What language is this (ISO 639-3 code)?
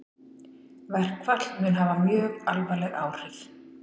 isl